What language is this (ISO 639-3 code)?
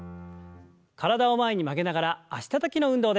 jpn